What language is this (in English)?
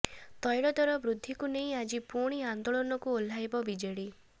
Odia